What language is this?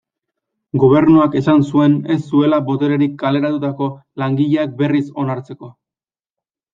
Basque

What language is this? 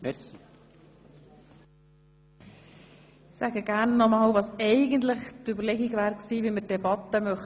Swiss German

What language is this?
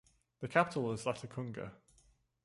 English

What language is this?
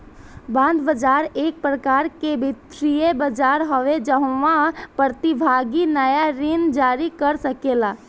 Bhojpuri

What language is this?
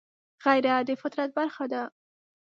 Pashto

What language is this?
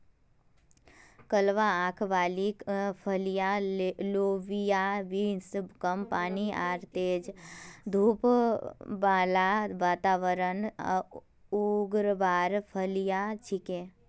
Magahi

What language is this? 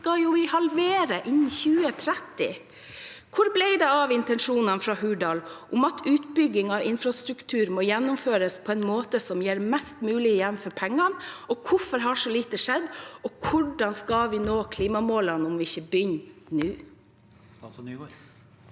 Norwegian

